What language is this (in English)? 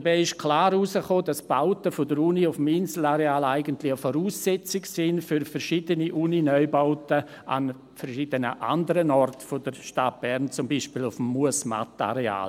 Swiss German